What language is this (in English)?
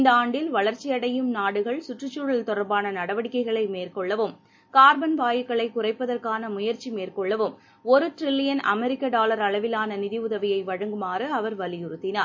Tamil